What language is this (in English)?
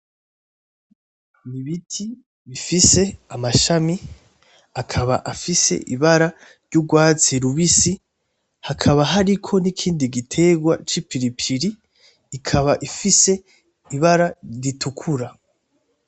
Rundi